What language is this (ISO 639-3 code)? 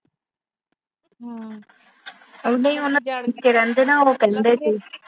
pan